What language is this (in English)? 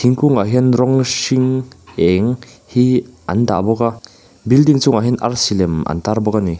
Mizo